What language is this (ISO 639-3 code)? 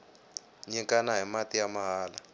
tso